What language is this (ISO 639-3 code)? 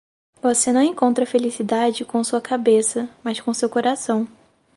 por